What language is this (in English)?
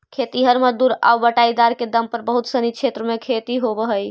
Magahi